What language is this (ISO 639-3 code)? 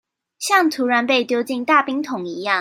zho